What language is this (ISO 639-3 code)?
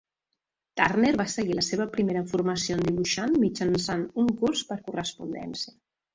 cat